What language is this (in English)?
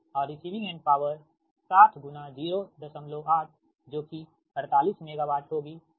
Hindi